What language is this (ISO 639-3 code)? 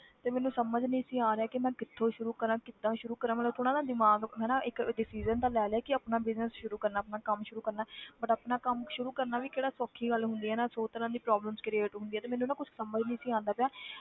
pan